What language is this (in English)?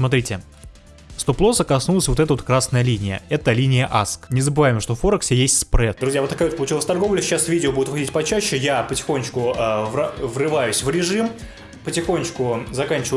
Russian